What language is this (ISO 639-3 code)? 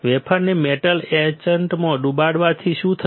guj